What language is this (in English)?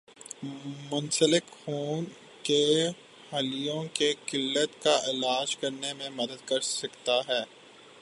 Urdu